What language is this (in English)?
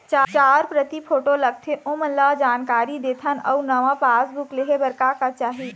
Chhattisgarhi